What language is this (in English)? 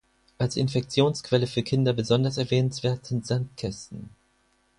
German